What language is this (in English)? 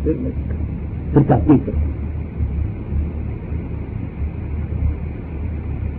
Urdu